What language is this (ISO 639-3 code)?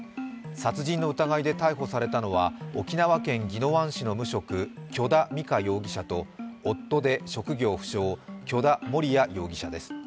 jpn